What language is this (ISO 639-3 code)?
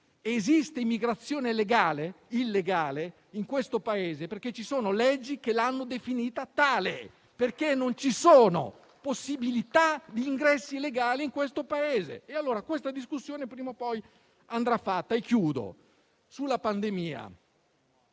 ita